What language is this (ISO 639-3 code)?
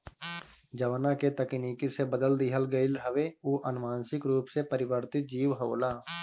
bho